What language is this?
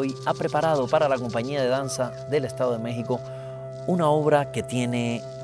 Spanish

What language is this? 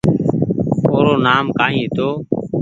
Goaria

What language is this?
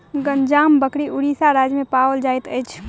Maithili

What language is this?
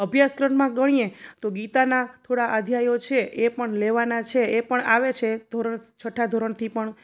Gujarati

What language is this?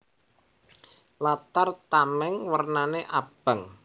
Javanese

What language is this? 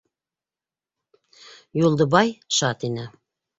Bashkir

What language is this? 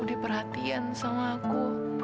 Indonesian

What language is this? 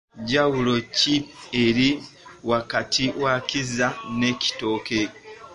Ganda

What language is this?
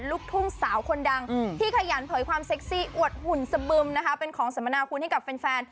Thai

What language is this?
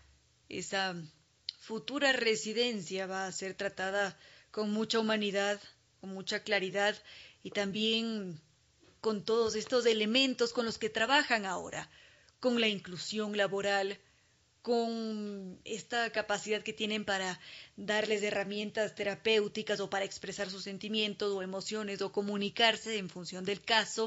Spanish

